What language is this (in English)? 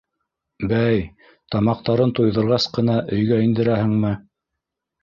Bashkir